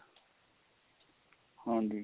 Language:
Punjabi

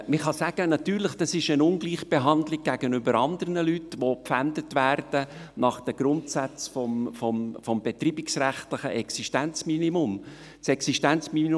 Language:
Swiss German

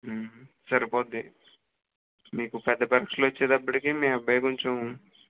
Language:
Telugu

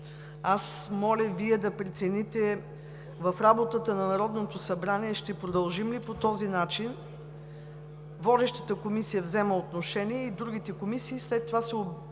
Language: Bulgarian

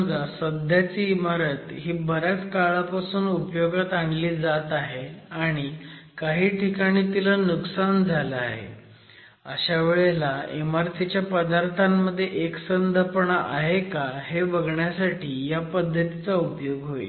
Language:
Marathi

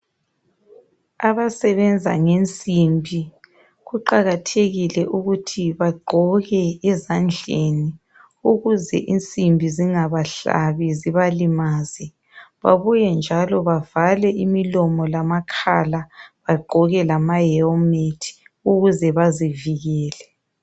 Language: North Ndebele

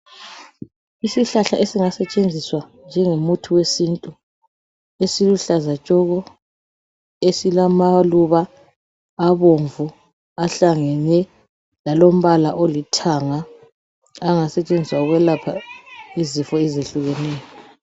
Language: North Ndebele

